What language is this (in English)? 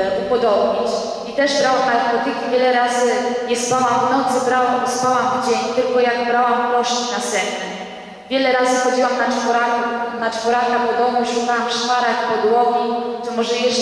Polish